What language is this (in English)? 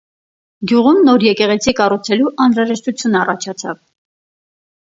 Armenian